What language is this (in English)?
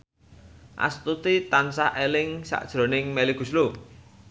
Javanese